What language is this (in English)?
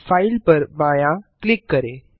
Hindi